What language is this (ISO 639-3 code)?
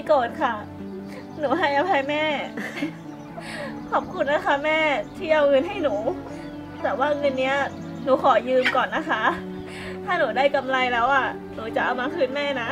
tha